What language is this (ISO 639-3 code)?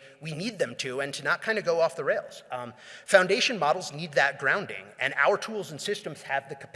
eng